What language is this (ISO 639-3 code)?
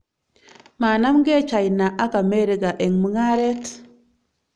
kln